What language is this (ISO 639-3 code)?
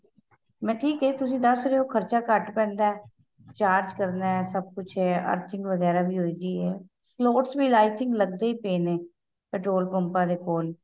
pan